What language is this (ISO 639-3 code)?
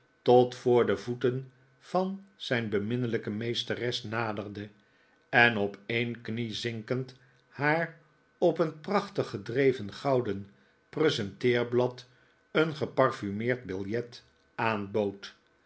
nld